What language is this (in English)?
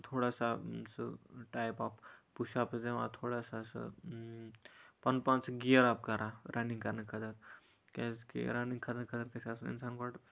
Kashmiri